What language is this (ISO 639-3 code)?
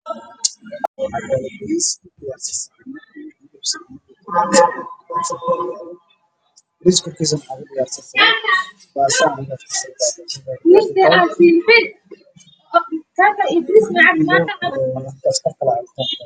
som